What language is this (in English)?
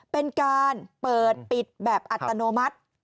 Thai